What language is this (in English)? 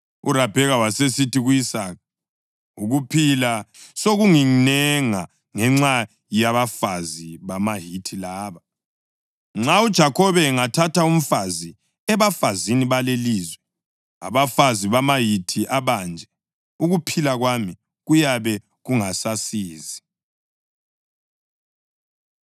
North Ndebele